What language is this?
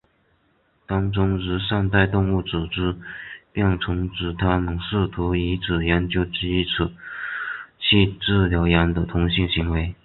Chinese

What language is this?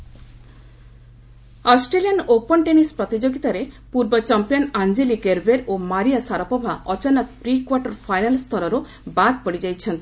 Odia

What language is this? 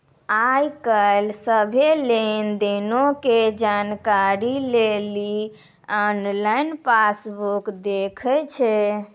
Maithili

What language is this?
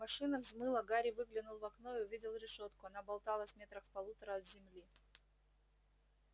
Russian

